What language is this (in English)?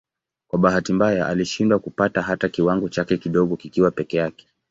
Swahili